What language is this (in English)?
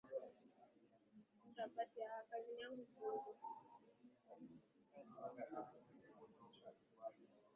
Swahili